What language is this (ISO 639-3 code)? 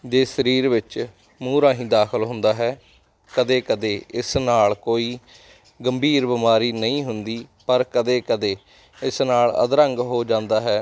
pan